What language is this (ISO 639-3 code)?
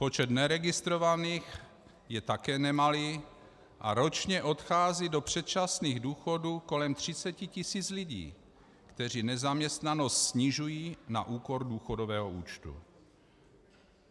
ces